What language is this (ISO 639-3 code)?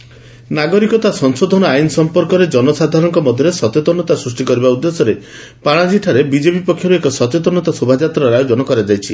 ori